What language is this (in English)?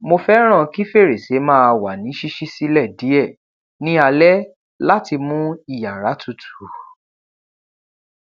Yoruba